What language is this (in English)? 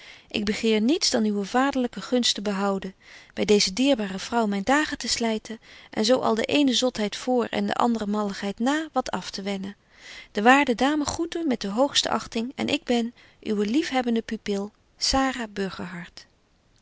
Dutch